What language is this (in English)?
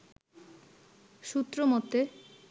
Bangla